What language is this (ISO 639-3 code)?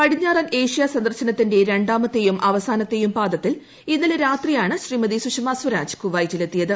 mal